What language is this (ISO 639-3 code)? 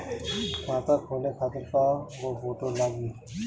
bho